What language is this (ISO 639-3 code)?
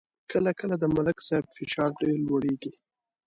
pus